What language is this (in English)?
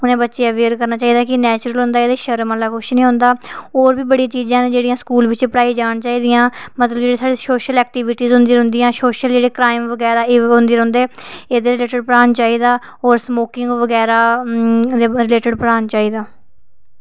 Dogri